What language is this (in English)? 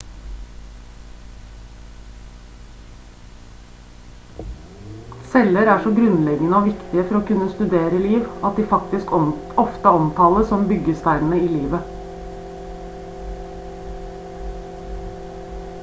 Norwegian Bokmål